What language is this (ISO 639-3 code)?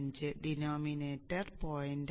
mal